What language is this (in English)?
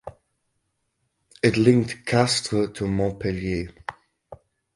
English